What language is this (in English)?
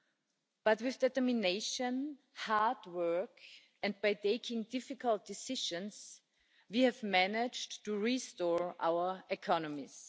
English